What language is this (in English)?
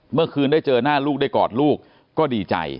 Thai